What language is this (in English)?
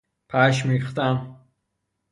Persian